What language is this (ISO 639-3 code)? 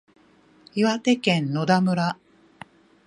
jpn